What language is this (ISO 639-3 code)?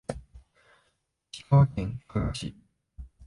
jpn